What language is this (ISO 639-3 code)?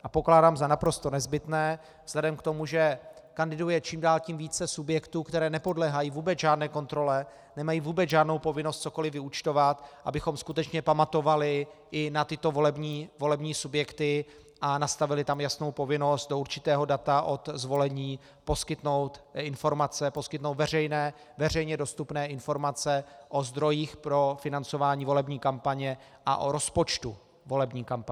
ces